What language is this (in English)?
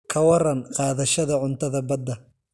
Somali